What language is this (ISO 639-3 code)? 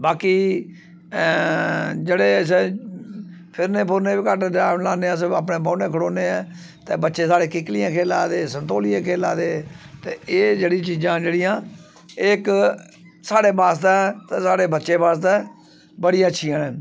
doi